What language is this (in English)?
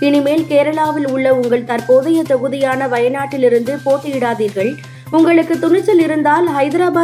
Tamil